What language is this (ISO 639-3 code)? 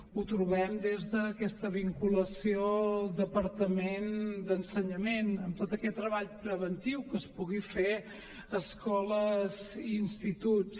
cat